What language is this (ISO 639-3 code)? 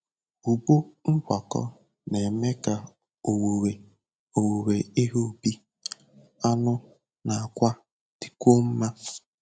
ibo